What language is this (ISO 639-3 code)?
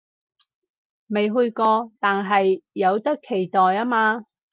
yue